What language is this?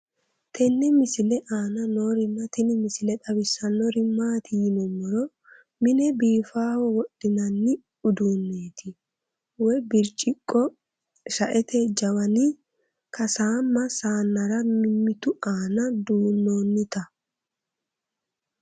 Sidamo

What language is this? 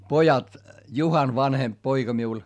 Finnish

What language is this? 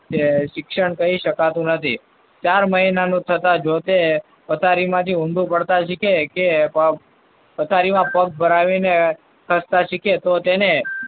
Gujarati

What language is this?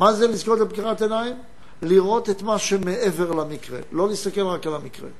Hebrew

